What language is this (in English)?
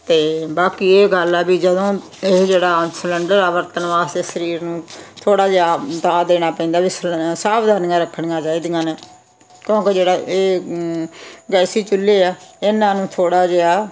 Punjabi